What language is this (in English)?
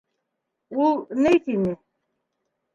Bashkir